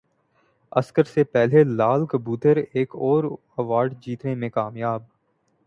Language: Urdu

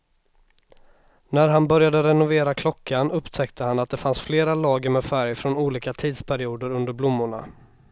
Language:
Swedish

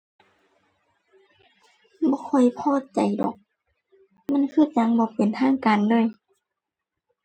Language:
Thai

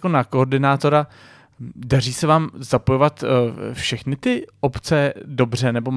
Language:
Czech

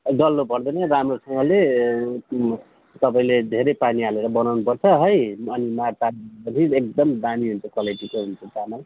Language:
Nepali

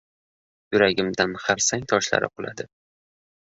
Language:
Uzbek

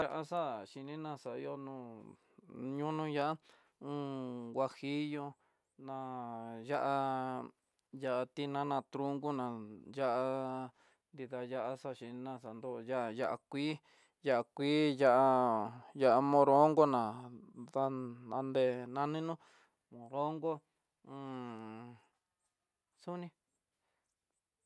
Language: Tidaá Mixtec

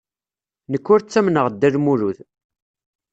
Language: Kabyle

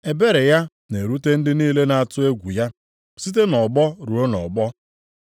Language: Igbo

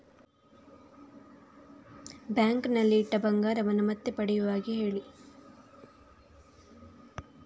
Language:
Kannada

